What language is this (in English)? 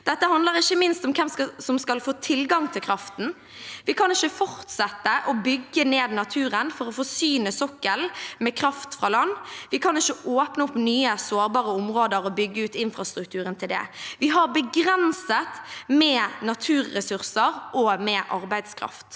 Norwegian